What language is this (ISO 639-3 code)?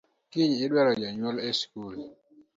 luo